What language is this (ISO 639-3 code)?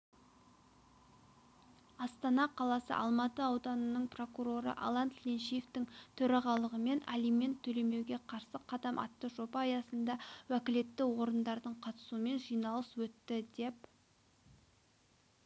kaz